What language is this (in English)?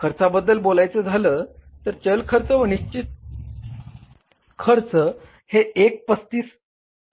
Marathi